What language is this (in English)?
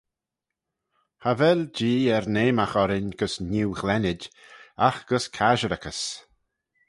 Manx